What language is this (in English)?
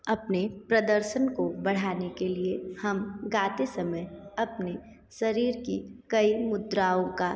Hindi